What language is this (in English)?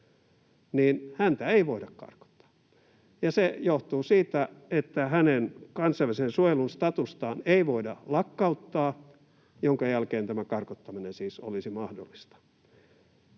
Finnish